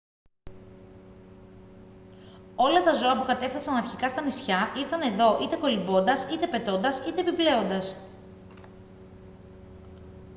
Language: Greek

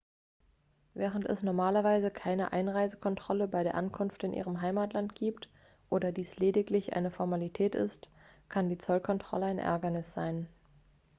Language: German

